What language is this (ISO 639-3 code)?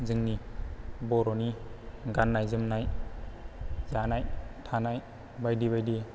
brx